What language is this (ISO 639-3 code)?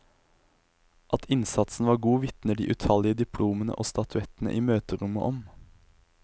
nor